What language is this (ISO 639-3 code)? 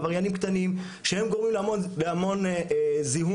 heb